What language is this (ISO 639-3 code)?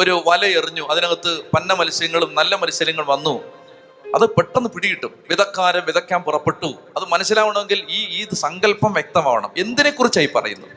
mal